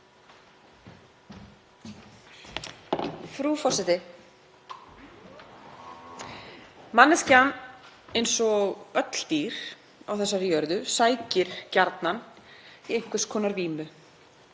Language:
Icelandic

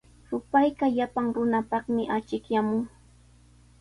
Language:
Sihuas Ancash Quechua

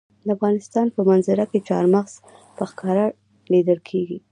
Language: Pashto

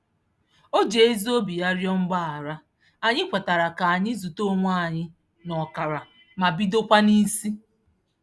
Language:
Igbo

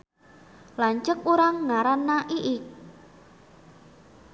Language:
Sundanese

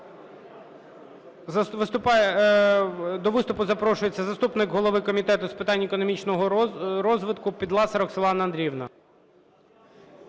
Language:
Ukrainian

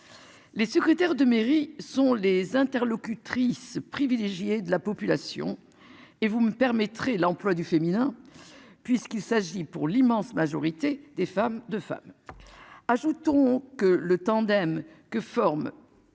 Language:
French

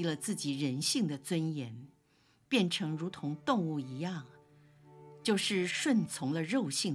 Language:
Chinese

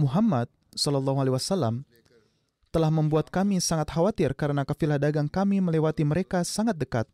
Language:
Indonesian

